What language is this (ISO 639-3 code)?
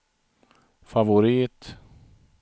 swe